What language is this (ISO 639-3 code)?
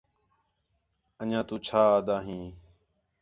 xhe